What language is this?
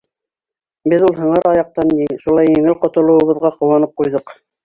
Bashkir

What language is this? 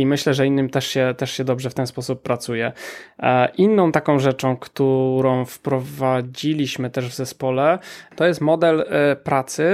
Polish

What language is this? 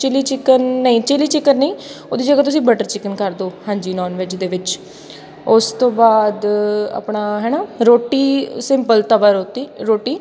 Punjabi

